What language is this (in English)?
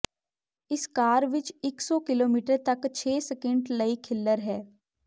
Punjabi